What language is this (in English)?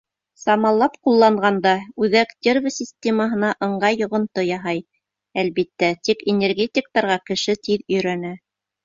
Bashkir